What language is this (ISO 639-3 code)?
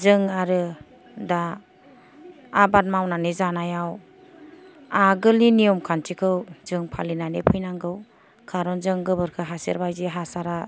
brx